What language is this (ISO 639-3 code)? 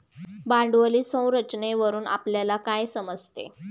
mar